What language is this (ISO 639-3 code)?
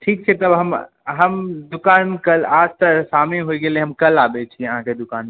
mai